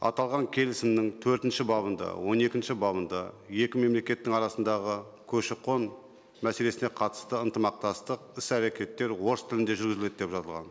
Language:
Kazakh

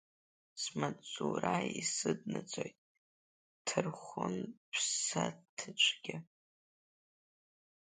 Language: Abkhazian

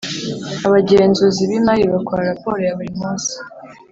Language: Kinyarwanda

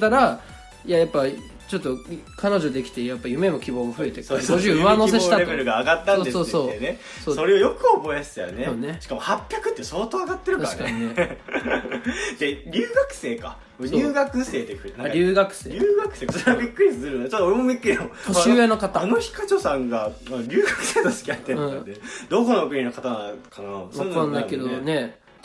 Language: Japanese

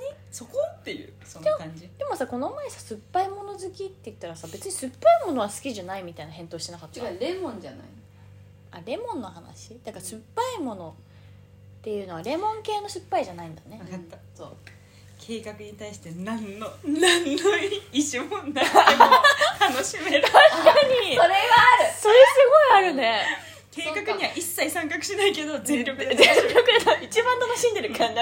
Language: Japanese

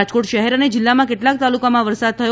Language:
Gujarati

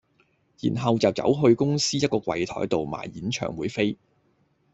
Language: Cantonese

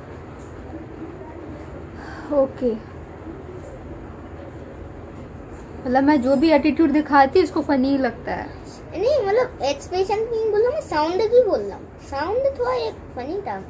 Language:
Hindi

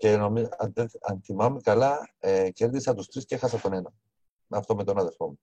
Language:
Greek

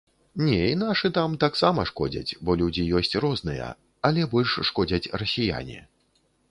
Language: Belarusian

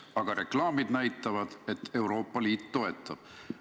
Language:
Estonian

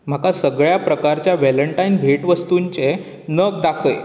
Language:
Konkani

